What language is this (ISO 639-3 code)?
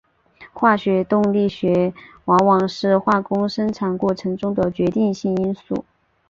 zho